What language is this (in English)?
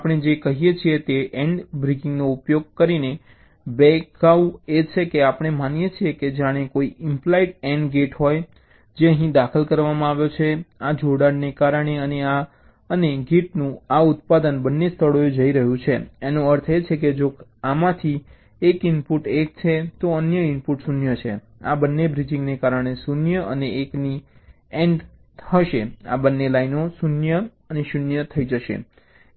Gujarati